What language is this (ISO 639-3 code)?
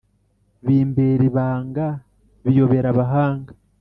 kin